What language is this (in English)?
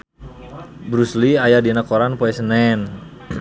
Sundanese